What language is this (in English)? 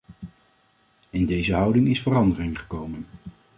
Dutch